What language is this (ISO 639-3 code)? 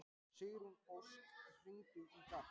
isl